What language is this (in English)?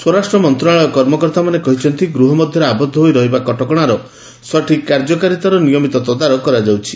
Odia